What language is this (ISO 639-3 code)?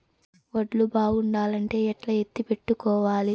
tel